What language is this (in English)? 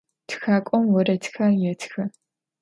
Adyghe